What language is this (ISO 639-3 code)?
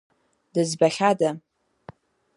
abk